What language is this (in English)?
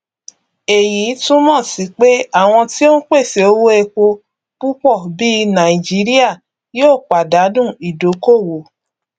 Yoruba